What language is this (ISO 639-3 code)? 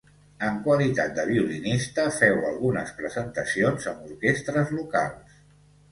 cat